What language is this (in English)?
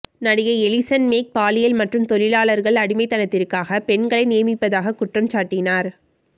Tamil